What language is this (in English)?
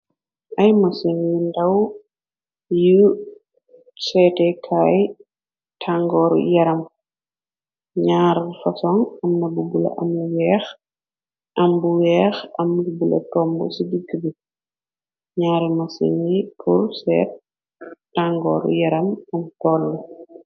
Wolof